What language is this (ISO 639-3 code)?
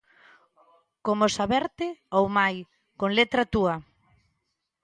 glg